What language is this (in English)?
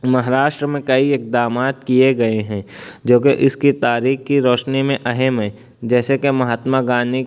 Urdu